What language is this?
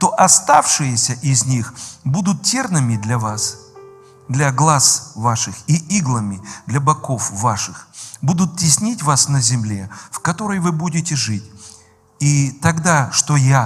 Russian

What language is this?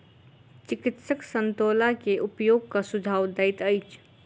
Maithili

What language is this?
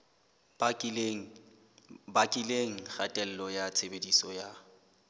Southern Sotho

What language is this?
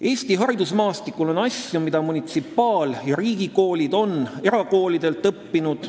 Estonian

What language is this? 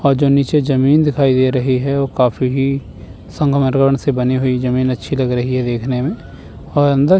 Hindi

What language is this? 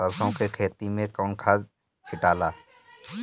Bhojpuri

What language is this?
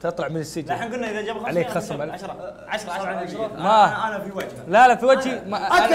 Arabic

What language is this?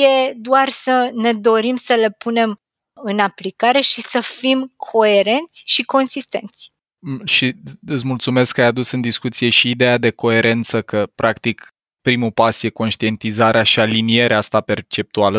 Romanian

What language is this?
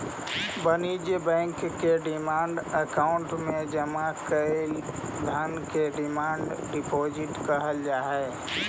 Magahi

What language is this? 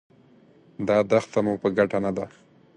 Pashto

